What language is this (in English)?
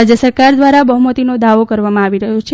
Gujarati